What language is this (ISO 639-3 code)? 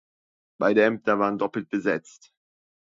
deu